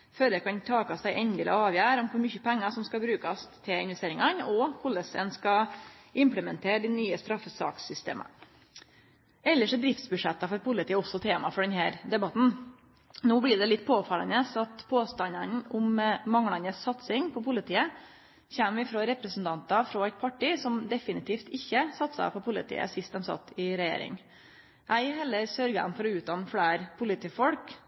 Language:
Norwegian Nynorsk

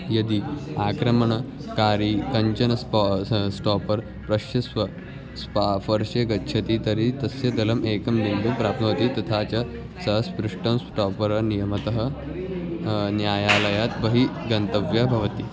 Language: Sanskrit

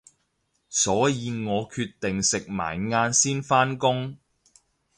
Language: Cantonese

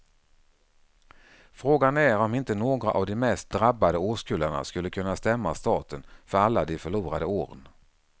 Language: Swedish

